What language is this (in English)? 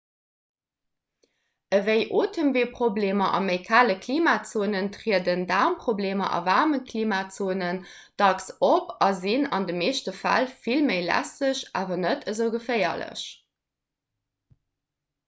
Luxembourgish